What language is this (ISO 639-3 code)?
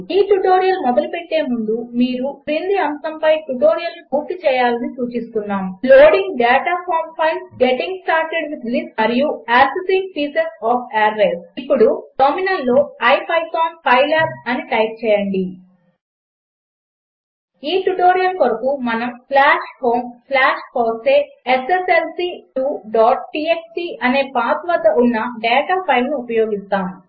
tel